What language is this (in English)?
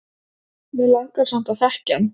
Icelandic